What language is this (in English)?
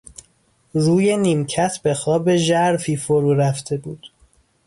Persian